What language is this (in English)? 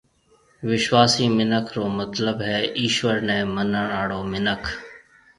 Marwari (Pakistan)